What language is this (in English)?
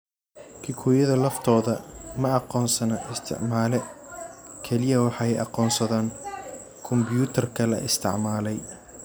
Somali